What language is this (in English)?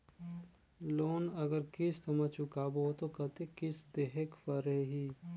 Chhattisgarhi